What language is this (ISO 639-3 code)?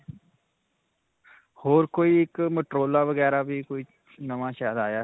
pan